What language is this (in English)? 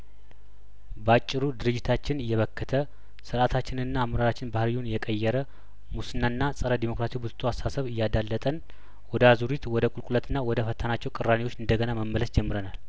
Amharic